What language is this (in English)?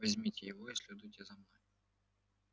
Russian